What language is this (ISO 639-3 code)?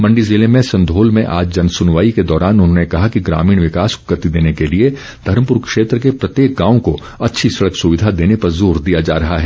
hin